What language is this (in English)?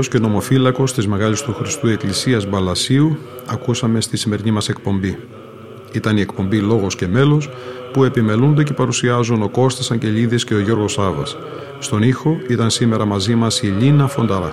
Greek